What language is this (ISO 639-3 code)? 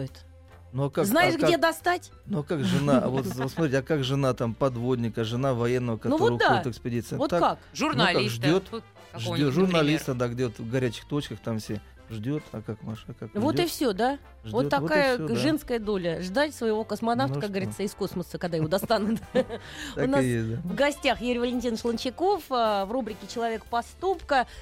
rus